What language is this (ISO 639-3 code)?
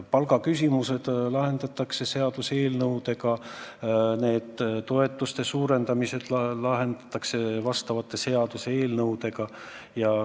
est